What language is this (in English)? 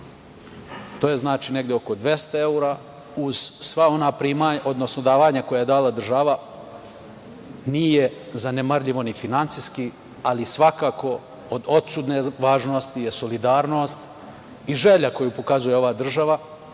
Serbian